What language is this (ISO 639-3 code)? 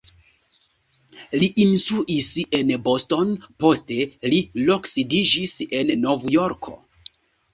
epo